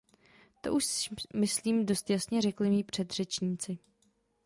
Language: Czech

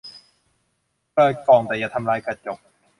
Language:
Thai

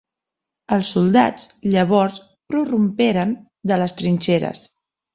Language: Catalan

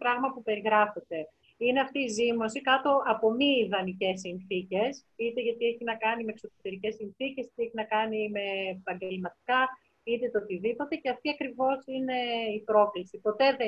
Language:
Greek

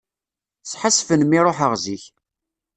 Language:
Kabyle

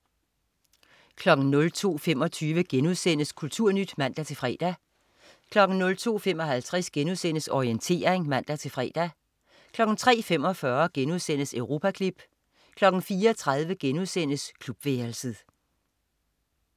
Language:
Danish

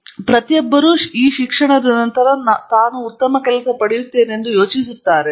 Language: Kannada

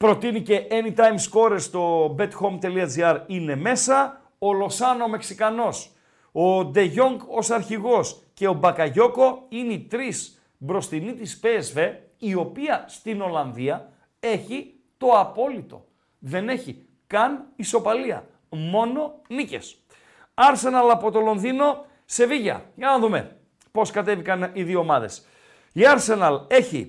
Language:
Greek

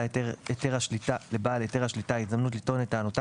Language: Hebrew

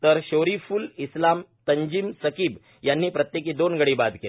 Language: Marathi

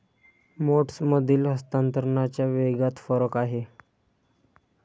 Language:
Marathi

